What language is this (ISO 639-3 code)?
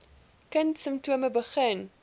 afr